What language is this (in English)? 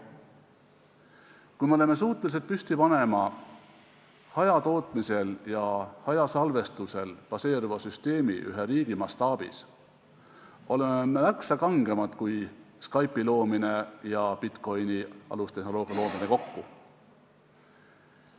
Estonian